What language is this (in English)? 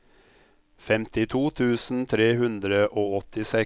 Norwegian